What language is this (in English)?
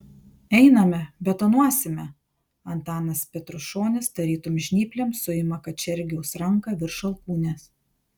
Lithuanian